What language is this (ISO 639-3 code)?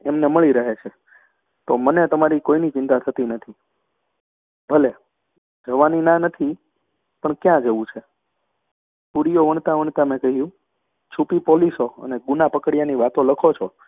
guj